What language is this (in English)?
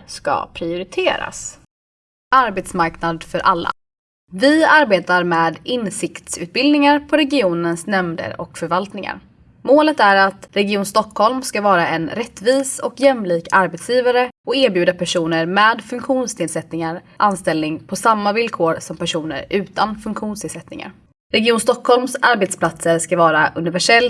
Swedish